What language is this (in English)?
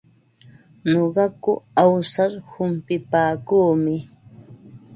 Ambo-Pasco Quechua